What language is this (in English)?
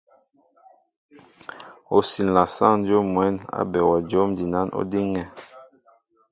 Mbo (Cameroon)